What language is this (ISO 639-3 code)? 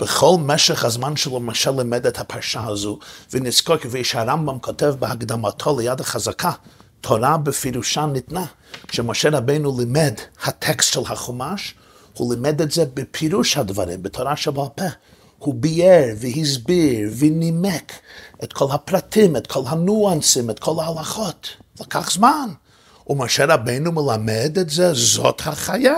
heb